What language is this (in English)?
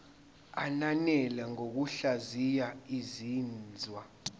Zulu